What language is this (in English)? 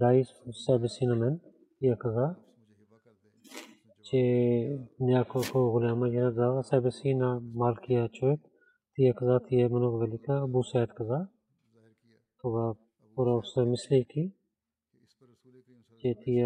Bulgarian